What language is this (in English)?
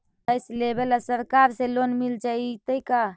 Magahi